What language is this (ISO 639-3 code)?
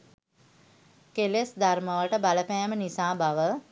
sin